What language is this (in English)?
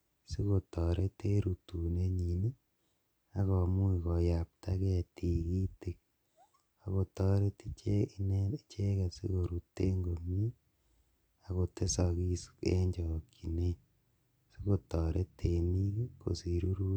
Kalenjin